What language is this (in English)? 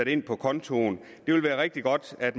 Danish